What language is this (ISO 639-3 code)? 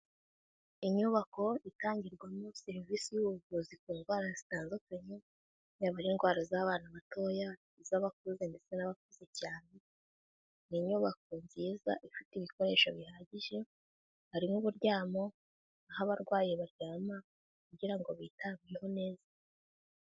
kin